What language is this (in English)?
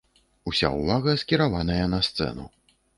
Belarusian